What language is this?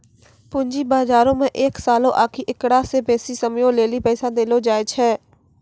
Maithili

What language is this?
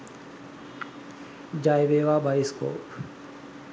Sinhala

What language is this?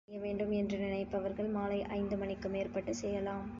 Tamil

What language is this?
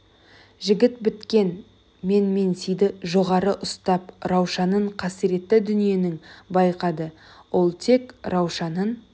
Kazakh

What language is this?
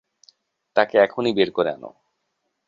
Bangla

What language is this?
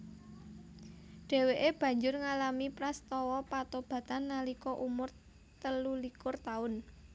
Javanese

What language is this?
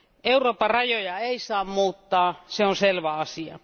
Finnish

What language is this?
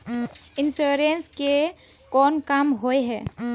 Magahi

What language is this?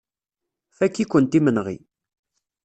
Kabyle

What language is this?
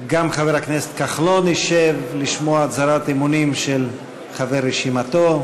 Hebrew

